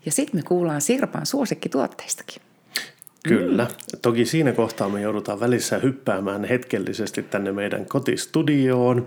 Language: Finnish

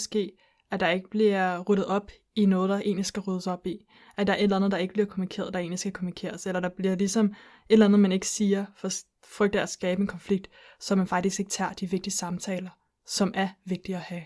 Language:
Danish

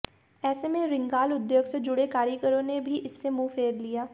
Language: Hindi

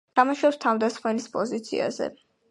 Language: Georgian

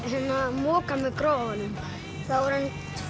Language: Icelandic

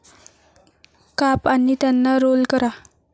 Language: Marathi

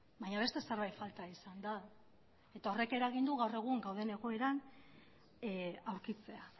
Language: Basque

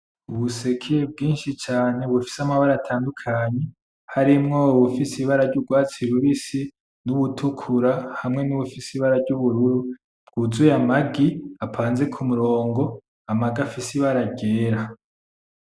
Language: Rundi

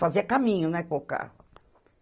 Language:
Portuguese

